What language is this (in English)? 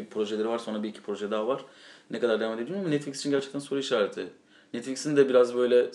Turkish